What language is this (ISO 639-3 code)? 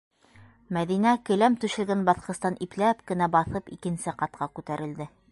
bak